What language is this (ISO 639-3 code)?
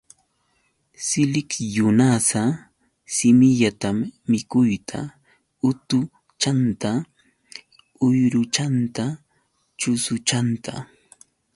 qux